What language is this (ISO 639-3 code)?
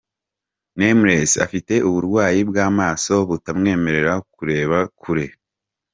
kin